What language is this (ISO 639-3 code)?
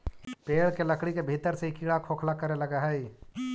mag